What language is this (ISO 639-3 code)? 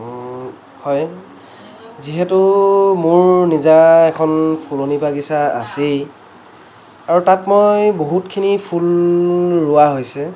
asm